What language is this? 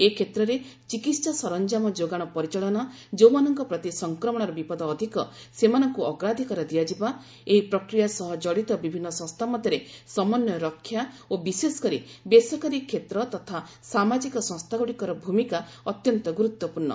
Odia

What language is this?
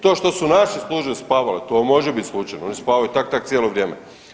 Croatian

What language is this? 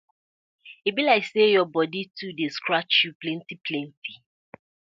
Nigerian Pidgin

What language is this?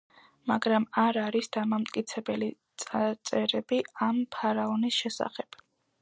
Georgian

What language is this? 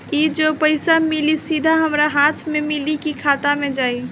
Bhojpuri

